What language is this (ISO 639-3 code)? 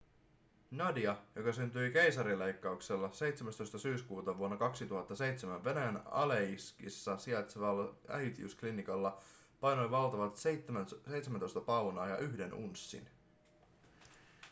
fin